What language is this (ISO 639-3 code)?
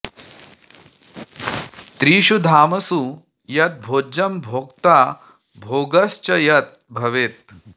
san